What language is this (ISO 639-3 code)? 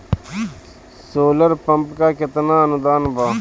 bho